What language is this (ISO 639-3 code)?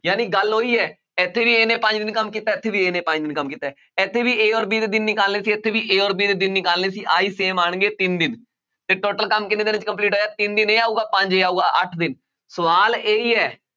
pan